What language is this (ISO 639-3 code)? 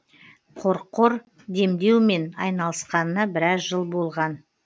kaz